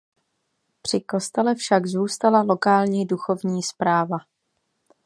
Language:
Czech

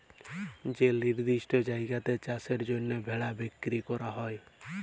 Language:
Bangla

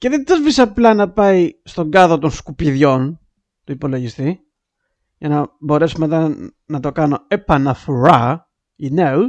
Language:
Greek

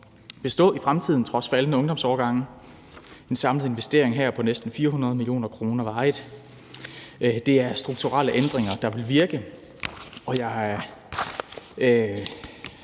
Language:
Danish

